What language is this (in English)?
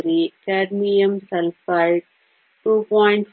Kannada